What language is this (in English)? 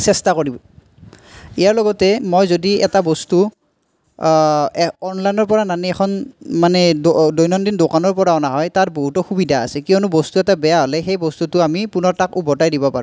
Assamese